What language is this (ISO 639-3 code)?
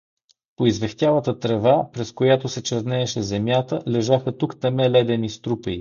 bul